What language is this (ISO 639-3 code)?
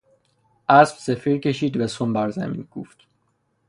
fas